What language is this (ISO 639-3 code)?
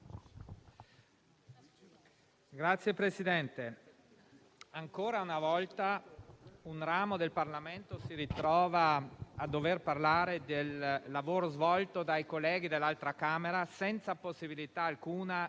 ita